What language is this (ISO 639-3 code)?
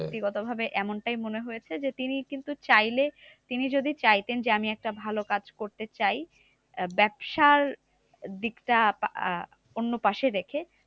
ben